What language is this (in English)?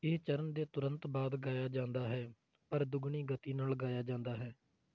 Punjabi